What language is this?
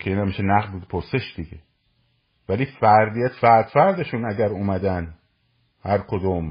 Persian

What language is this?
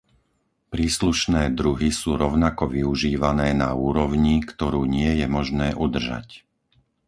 Slovak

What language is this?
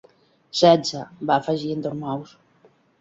Catalan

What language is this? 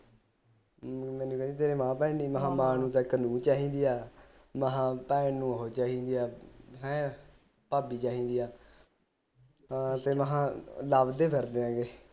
Punjabi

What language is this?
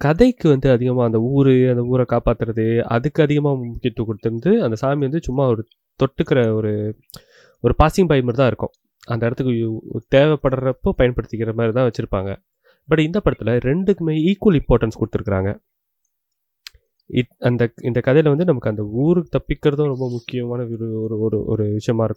Tamil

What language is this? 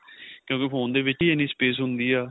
Punjabi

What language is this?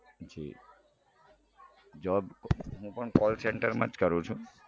Gujarati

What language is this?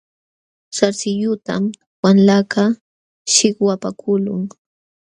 Jauja Wanca Quechua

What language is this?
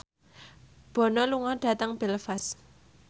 Javanese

